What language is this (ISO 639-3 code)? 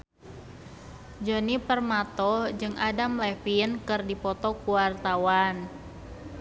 sun